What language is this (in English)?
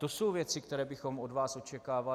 Czech